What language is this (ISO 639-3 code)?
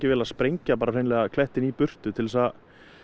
isl